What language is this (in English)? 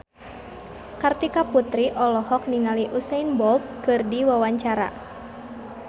Sundanese